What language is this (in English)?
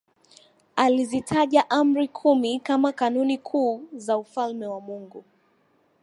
Swahili